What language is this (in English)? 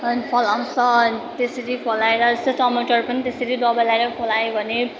Nepali